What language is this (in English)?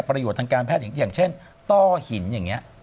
Thai